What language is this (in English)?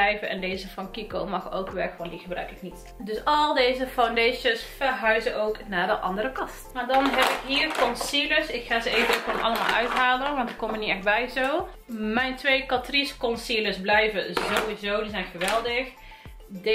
Dutch